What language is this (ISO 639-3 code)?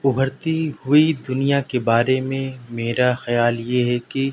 urd